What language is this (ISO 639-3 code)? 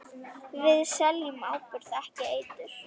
isl